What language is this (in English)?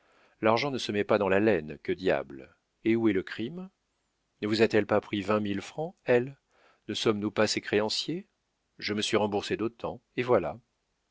French